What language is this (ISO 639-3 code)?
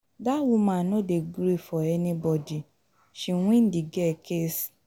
pcm